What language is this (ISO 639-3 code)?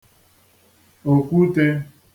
ibo